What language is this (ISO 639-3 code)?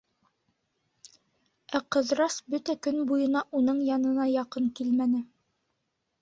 bak